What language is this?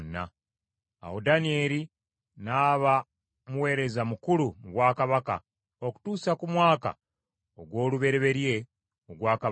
Ganda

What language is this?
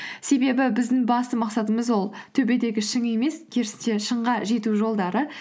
Kazakh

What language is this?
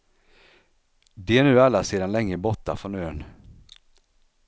Swedish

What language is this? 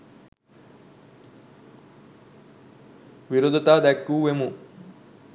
Sinhala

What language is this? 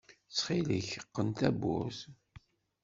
Kabyle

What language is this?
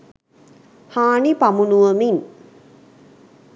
Sinhala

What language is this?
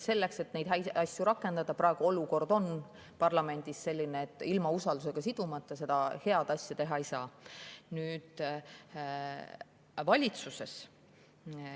Estonian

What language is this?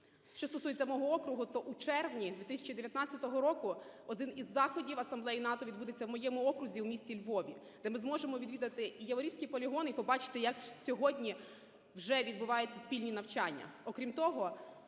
Ukrainian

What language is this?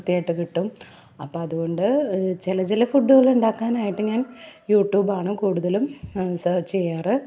Malayalam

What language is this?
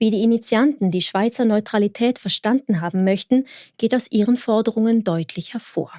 German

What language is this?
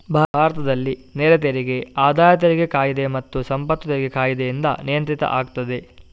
Kannada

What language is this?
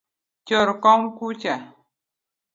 Luo (Kenya and Tanzania)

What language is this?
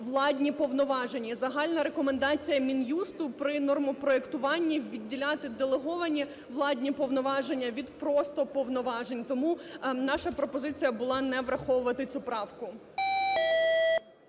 Ukrainian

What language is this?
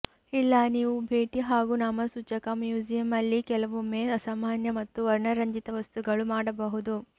Kannada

